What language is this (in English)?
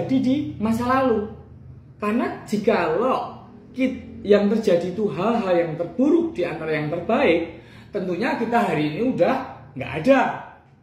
Indonesian